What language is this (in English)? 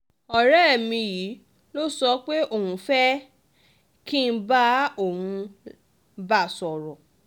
Yoruba